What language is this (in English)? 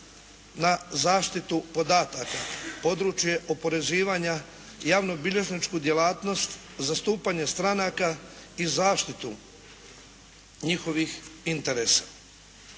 Croatian